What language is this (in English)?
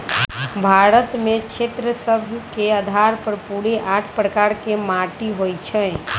Magahi